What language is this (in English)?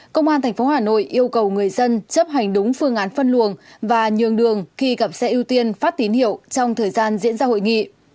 Vietnamese